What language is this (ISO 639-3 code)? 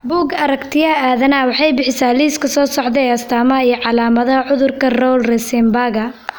som